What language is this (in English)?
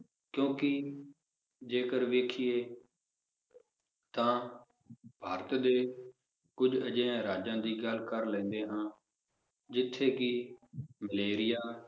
Punjabi